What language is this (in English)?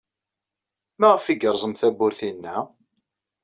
Kabyle